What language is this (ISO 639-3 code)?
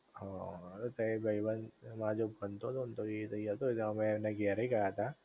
guj